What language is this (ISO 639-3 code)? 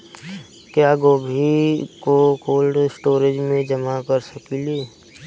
bho